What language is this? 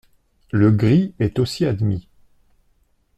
French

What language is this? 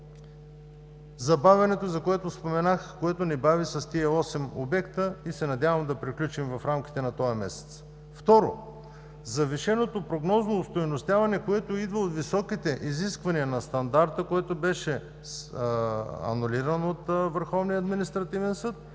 Bulgarian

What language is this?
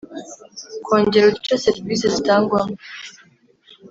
Kinyarwanda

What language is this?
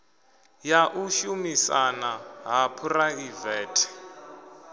Venda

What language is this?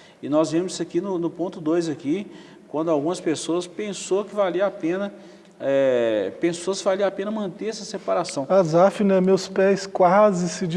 Portuguese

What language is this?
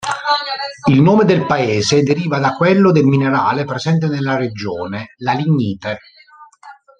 Italian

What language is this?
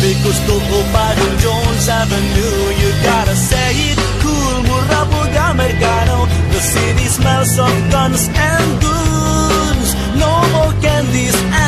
Indonesian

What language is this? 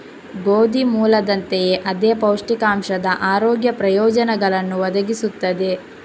Kannada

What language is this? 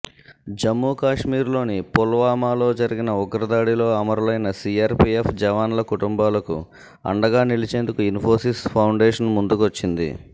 Telugu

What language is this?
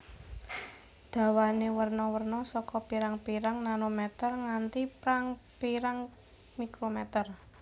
Javanese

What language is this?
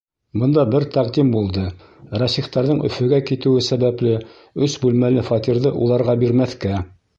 Bashkir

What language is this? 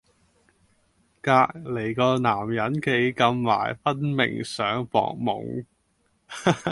Cantonese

